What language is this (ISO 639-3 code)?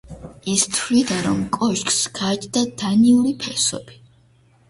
kat